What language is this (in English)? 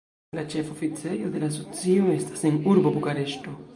Esperanto